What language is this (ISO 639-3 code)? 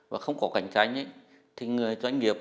vie